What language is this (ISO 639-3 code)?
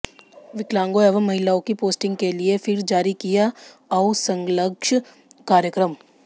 hin